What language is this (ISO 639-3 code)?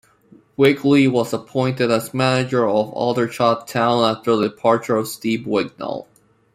eng